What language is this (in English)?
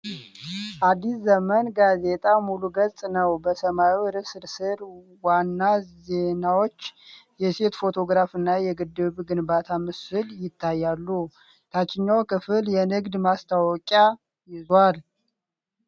Amharic